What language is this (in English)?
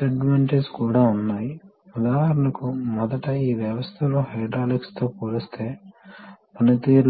Telugu